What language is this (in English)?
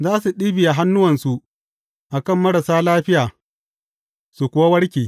Hausa